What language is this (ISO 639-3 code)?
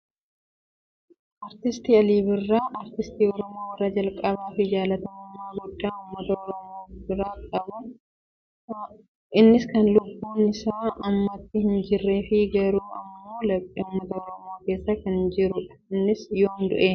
orm